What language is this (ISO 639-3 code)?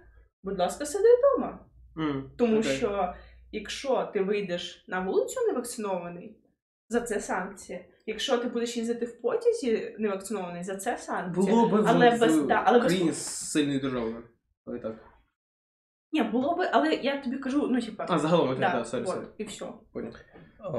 ukr